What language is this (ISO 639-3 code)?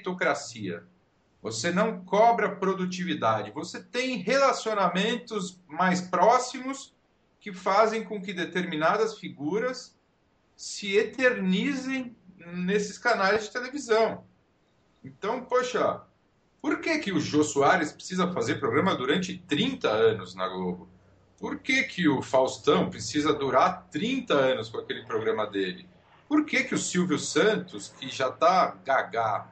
por